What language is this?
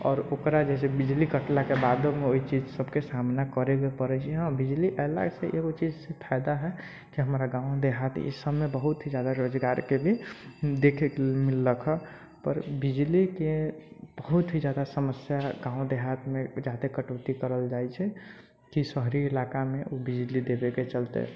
Maithili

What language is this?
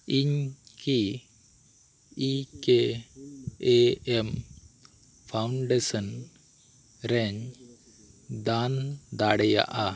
Santali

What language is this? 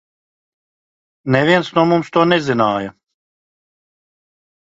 Latvian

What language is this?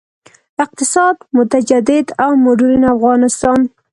Pashto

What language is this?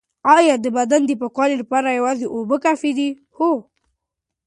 Pashto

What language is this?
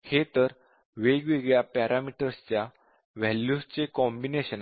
Marathi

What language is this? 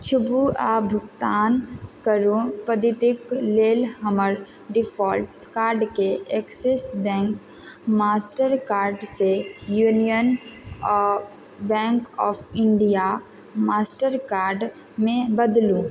Maithili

